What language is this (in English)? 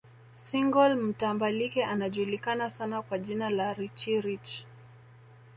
Swahili